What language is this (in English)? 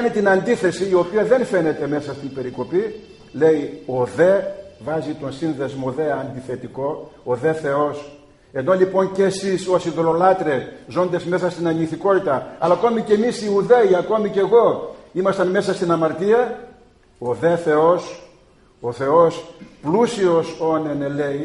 Greek